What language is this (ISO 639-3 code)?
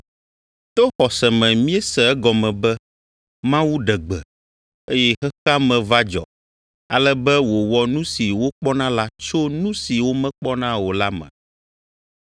ewe